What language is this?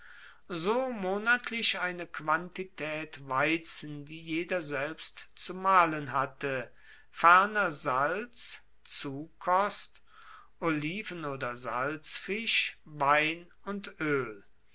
German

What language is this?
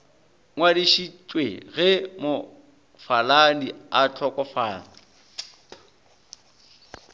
Northern Sotho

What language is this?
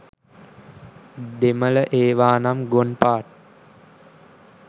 Sinhala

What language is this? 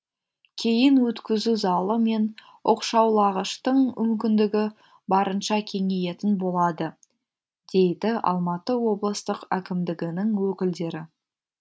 Kazakh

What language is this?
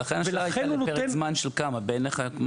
Hebrew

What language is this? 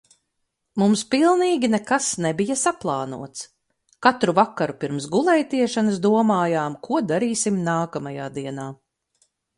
Latvian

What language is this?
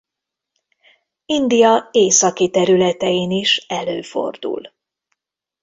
Hungarian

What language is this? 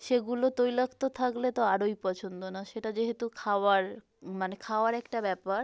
Bangla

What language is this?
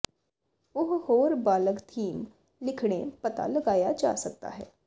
Punjabi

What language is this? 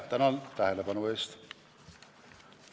Estonian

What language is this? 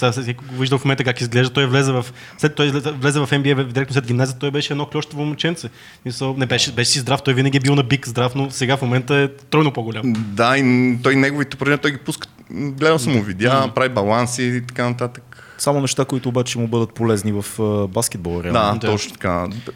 Bulgarian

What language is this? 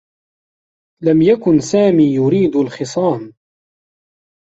Arabic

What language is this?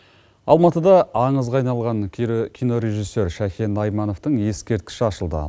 Kazakh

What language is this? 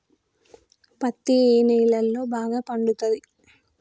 Telugu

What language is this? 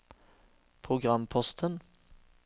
Norwegian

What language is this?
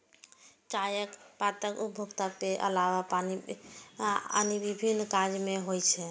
Maithili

